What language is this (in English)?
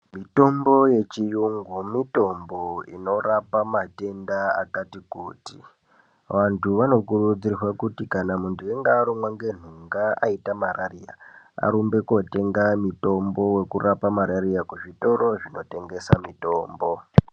Ndau